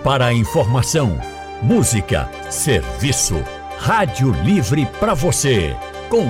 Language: Portuguese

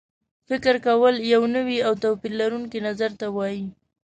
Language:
Pashto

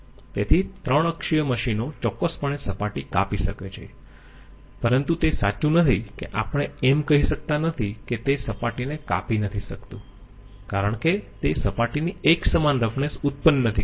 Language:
Gujarati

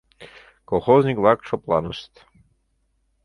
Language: Mari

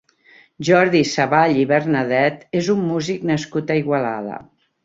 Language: Catalan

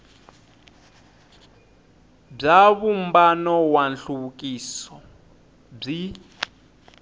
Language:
Tsonga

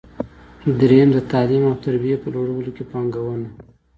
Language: Pashto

